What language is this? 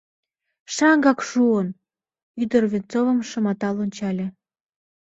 Mari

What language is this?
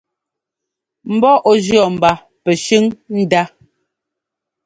Ngomba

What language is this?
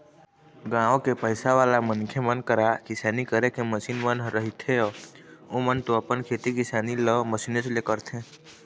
Chhattisgarhi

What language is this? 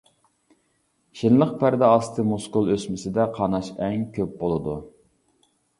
Uyghur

